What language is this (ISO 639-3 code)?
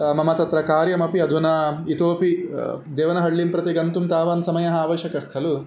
san